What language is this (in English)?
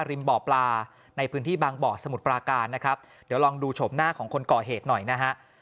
Thai